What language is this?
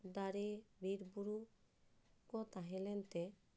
Santali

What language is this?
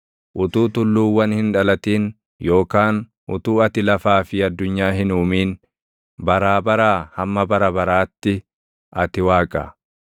Oromo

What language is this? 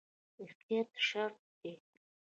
Pashto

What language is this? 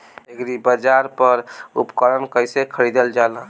Bhojpuri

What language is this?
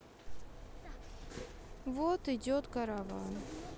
Russian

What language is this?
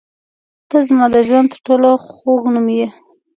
Pashto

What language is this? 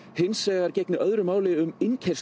Icelandic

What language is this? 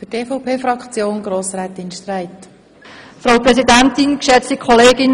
Swiss German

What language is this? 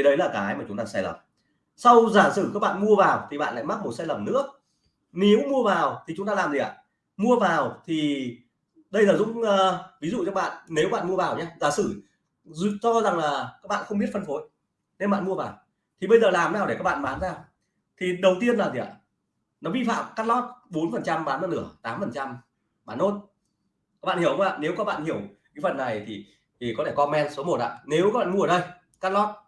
Vietnamese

